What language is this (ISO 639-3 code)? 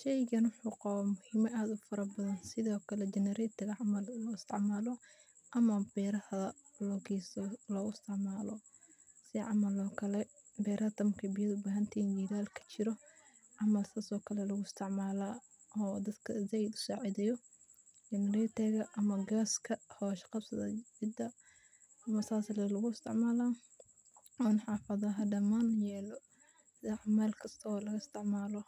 som